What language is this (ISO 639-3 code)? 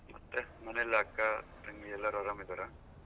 kan